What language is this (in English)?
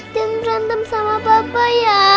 Indonesian